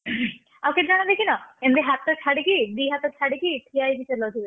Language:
Odia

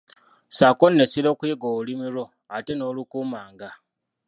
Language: Ganda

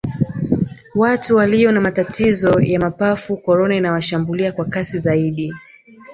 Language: Swahili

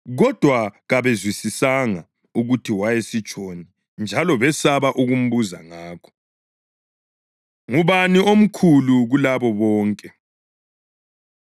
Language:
North Ndebele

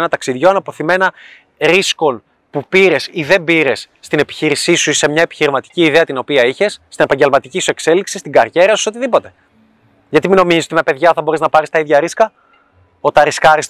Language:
Greek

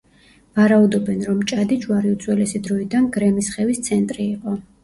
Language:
Georgian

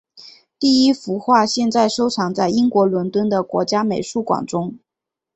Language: Chinese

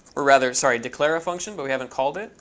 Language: English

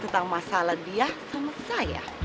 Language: Indonesian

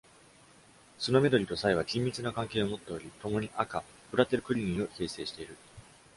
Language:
Japanese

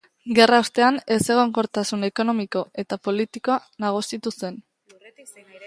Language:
Basque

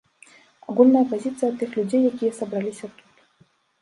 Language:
Belarusian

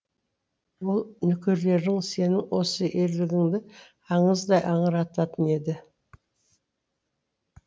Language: Kazakh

